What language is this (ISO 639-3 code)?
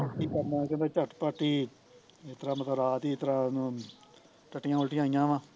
pan